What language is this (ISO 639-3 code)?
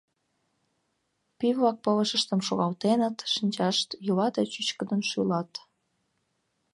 chm